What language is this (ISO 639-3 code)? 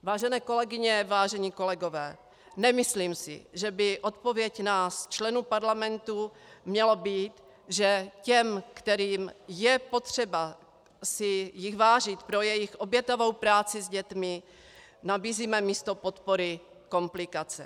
ces